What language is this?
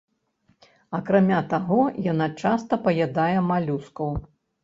Belarusian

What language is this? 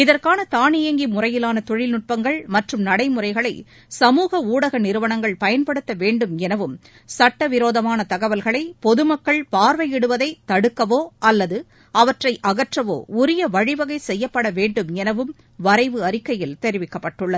Tamil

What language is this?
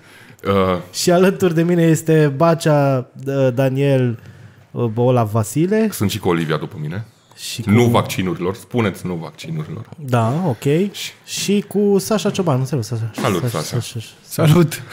Romanian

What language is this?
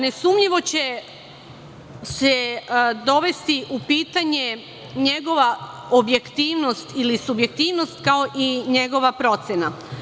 Serbian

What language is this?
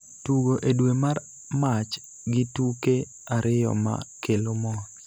Luo (Kenya and Tanzania)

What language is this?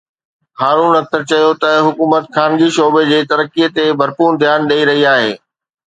Sindhi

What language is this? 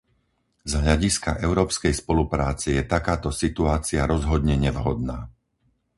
Slovak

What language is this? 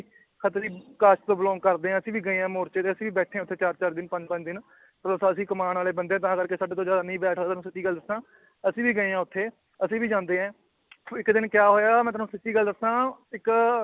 Punjabi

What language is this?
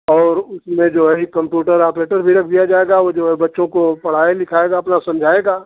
Hindi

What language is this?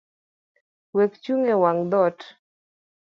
Luo (Kenya and Tanzania)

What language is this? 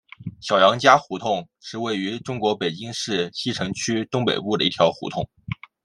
Chinese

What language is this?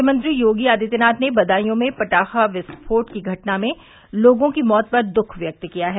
Hindi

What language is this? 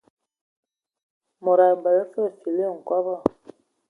Ewondo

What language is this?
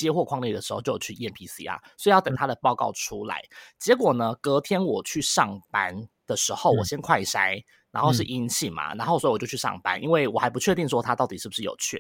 Chinese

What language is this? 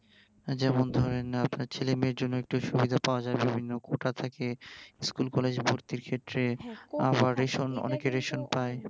Bangla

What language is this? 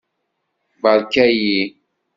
Kabyle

